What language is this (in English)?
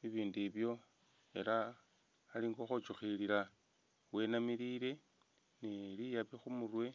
Masaaba